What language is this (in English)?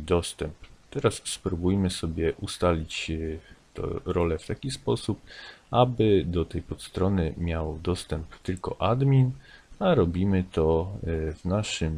Polish